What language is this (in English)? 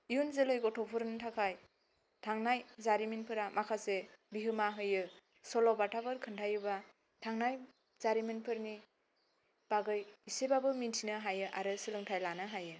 Bodo